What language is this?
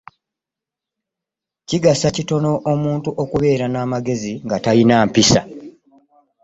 Ganda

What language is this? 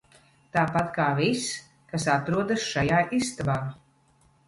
Latvian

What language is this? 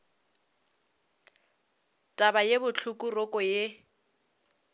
Northern Sotho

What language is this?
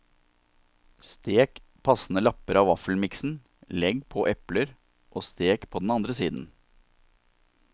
Norwegian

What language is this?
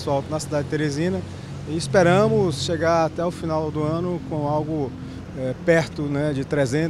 Portuguese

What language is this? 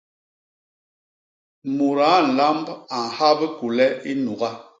Basaa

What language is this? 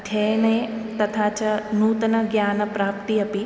Sanskrit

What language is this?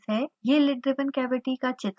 Hindi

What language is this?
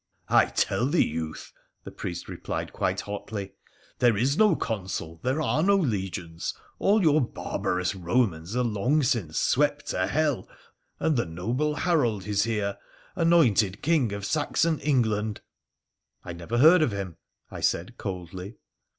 English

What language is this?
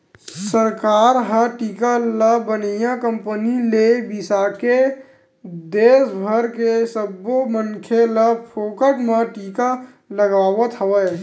Chhattisgarhi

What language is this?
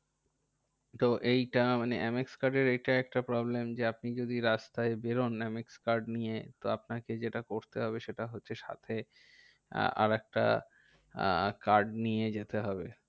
Bangla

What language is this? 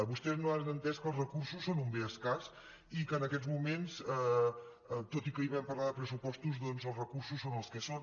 Catalan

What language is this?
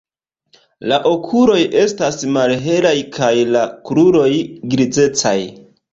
Esperanto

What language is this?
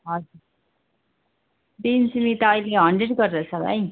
Nepali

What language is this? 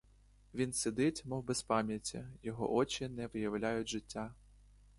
Ukrainian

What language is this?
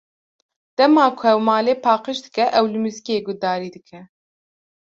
Kurdish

